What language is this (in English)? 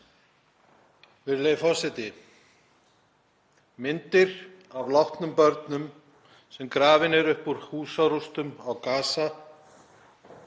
Icelandic